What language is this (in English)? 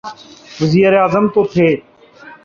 Urdu